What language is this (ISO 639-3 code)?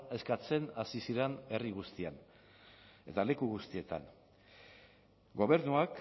eus